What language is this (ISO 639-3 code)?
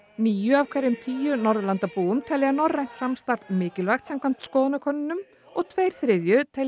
isl